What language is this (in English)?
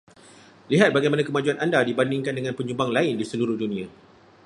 Malay